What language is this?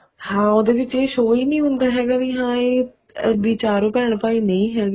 Punjabi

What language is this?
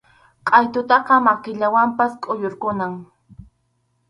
Arequipa-La Unión Quechua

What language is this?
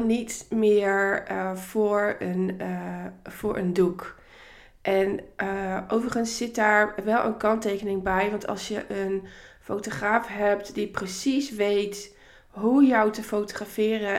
Dutch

